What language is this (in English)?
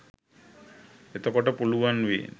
Sinhala